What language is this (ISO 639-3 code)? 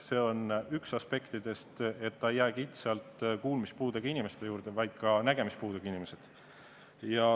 est